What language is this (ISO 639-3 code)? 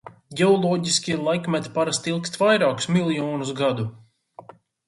lav